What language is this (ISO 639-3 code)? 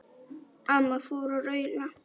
isl